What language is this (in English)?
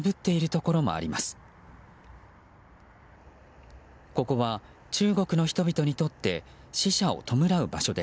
Japanese